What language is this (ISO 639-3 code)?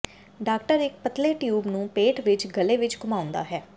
pan